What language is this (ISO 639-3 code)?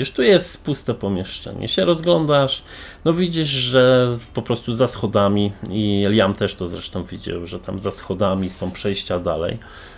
pol